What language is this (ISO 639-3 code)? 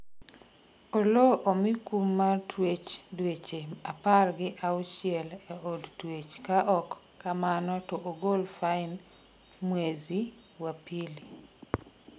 luo